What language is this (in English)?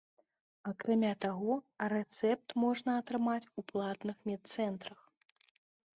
Belarusian